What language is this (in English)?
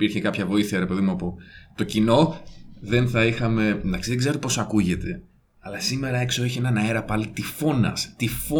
Greek